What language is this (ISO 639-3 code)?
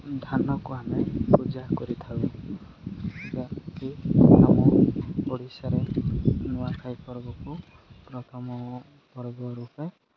ori